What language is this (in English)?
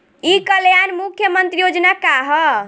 Bhojpuri